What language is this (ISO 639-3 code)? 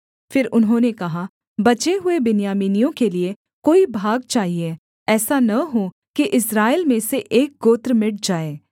hin